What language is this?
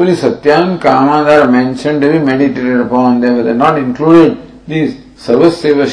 English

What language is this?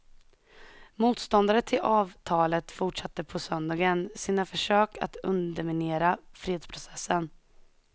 Swedish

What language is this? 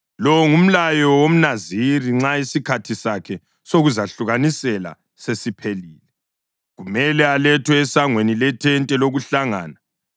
North Ndebele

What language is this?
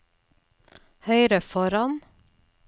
Norwegian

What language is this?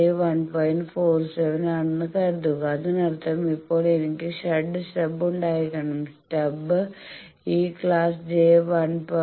Malayalam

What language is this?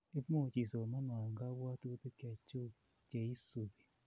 Kalenjin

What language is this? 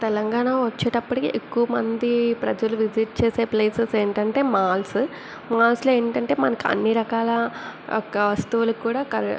Telugu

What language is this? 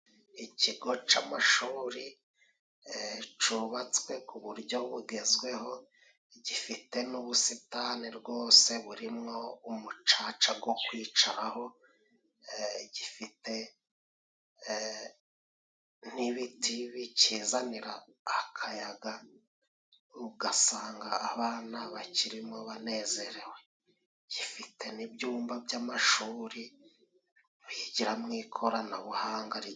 Kinyarwanda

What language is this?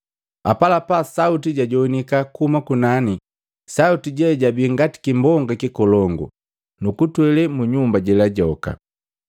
Matengo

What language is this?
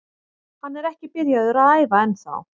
Icelandic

